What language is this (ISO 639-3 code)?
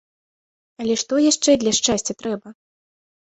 bel